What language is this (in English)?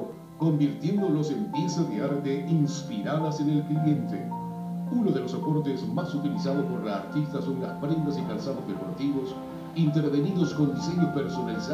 Spanish